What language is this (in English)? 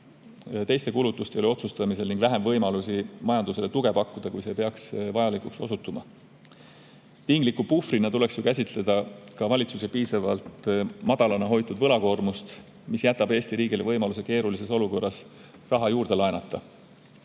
Estonian